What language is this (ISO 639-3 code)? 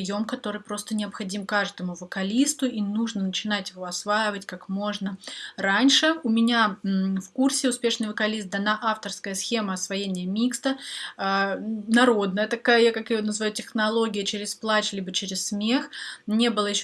rus